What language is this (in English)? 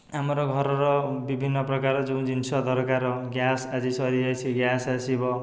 Odia